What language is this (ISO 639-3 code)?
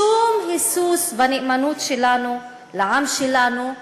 heb